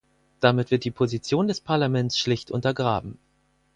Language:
German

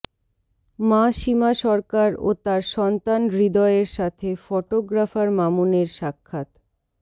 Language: Bangla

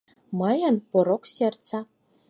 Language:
Mari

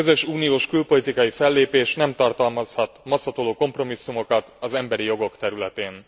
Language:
Hungarian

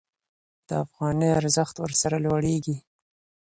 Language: Pashto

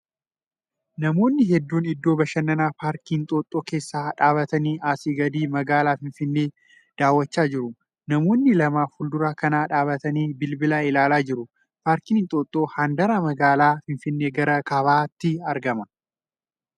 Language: Oromo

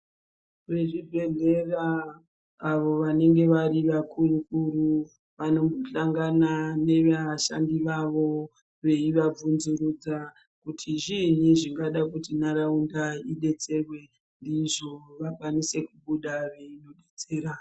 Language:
Ndau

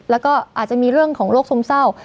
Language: Thai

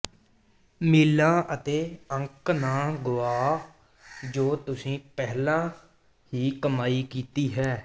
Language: Punjabi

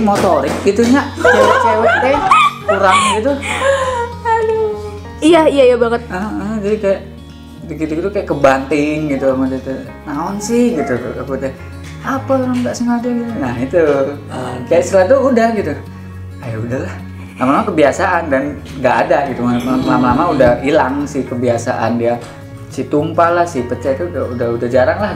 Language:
Indonesian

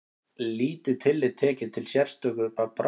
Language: Icelandic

